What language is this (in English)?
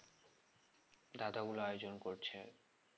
Bangla